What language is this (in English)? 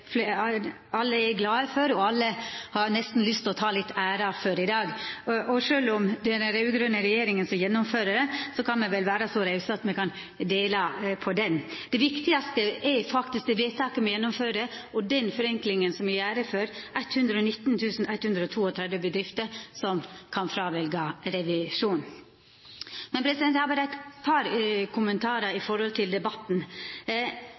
Norwegian Nynorsk